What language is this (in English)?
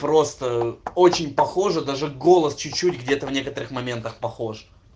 Russian